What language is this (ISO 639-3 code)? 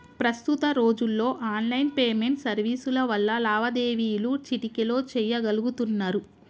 tel